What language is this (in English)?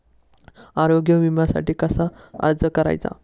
Marathi